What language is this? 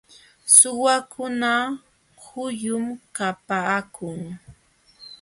Jauja Wanca Quechua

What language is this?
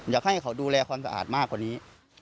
Thai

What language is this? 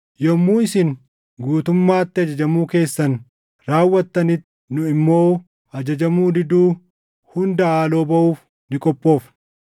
Oromo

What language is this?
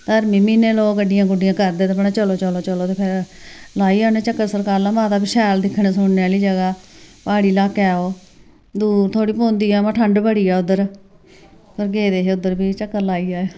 Dogri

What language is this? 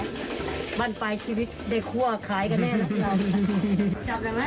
Thai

